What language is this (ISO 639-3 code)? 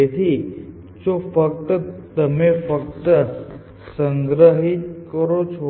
guj